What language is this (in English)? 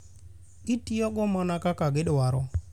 Luo (Kenya and Tanzania)